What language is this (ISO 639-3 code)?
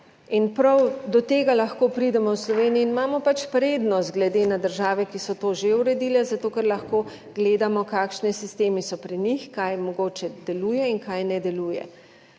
slv